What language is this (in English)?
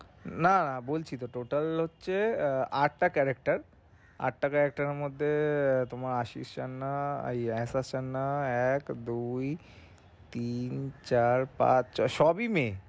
Bangla